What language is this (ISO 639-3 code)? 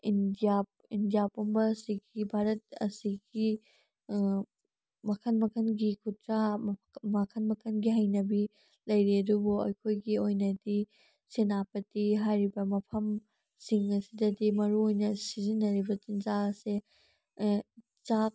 mni